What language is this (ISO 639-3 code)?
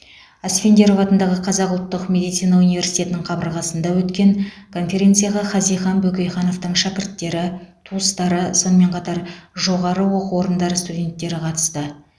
kaz